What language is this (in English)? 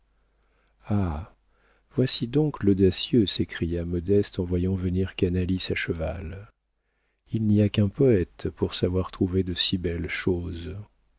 French